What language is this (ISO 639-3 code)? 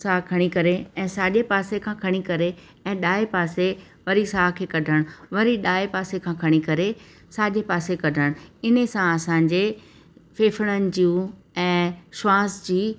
snd